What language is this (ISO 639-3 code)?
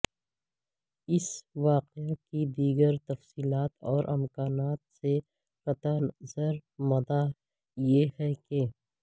urd